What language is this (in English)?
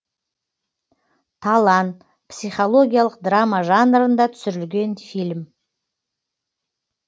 Kazakh